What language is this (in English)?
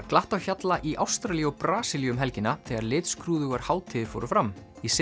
Icelandic